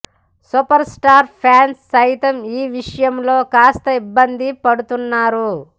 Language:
Telugu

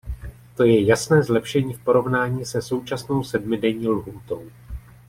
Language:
Czech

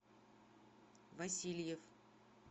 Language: Russian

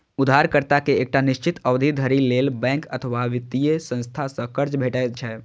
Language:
Maithili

